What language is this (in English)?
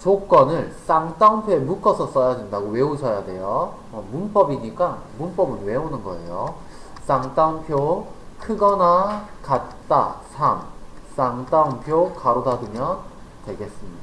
Korean